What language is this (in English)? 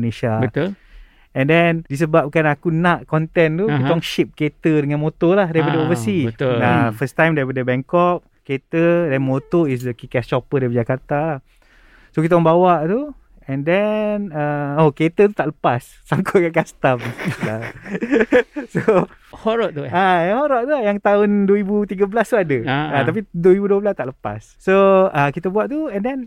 Malay